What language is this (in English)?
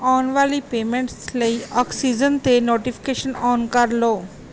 Punjabi